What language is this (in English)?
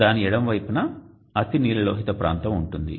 Telugu